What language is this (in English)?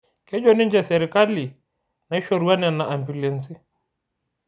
Masai